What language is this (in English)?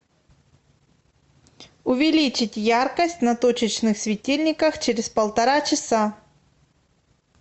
Russian